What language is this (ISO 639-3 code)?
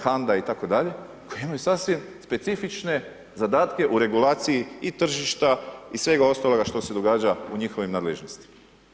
hrv